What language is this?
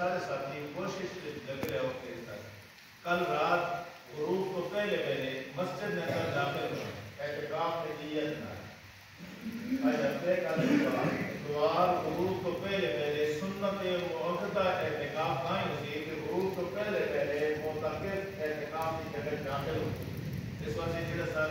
Romanian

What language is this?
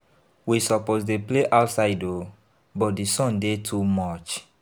Nigerian Pidgin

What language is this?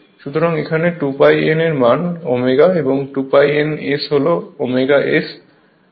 Bangla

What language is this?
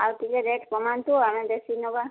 Odia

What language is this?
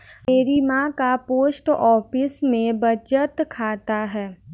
Hindi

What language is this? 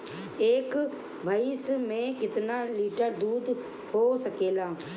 Bhojpuri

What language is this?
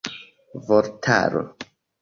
Esperanto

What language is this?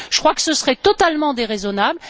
French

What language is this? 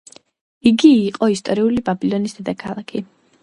Georgian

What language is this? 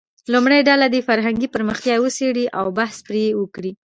Pashto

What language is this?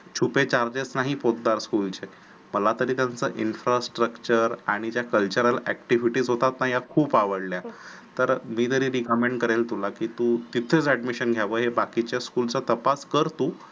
Marathi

